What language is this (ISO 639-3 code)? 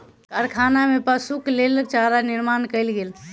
mai